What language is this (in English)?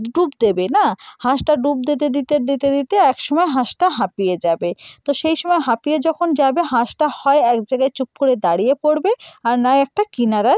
Bangla